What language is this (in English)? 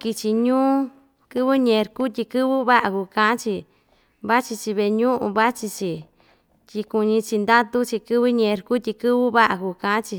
Ixtayutla Mixtec